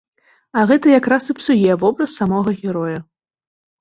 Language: Belarusian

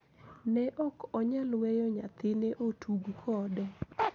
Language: Luo (Kenya and Tanzania)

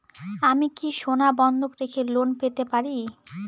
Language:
Bangla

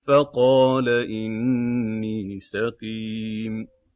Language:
Arabic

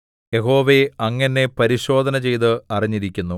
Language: Malayalam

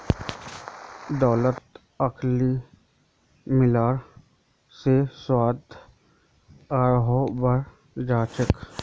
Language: Magahi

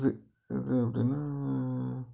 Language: Tamil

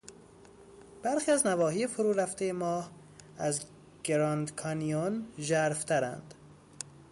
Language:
Persian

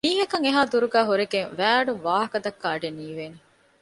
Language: Divehi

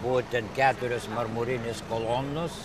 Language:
Lithuanian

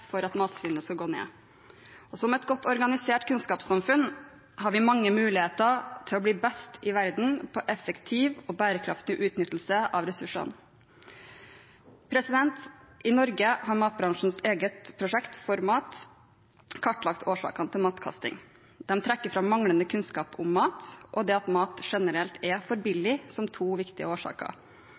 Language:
Norwegian Bokmål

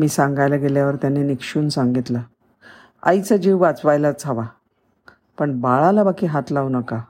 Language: Marathi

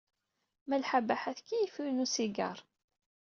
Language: Kabyle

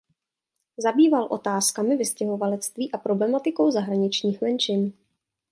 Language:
Czech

